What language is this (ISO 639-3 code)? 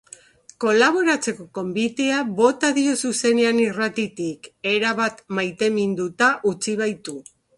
eus